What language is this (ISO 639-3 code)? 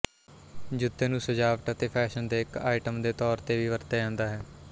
pan